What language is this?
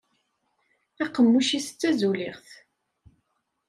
Kabyle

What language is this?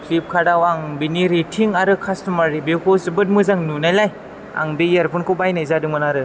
Bodo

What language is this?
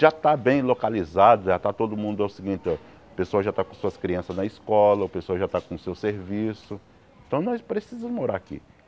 Portuguese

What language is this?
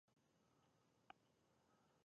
Pashto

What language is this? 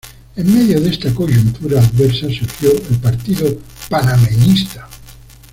Spanish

